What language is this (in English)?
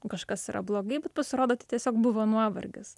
Lithuanian